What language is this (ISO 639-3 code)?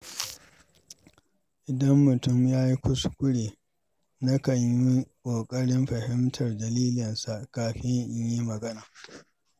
hau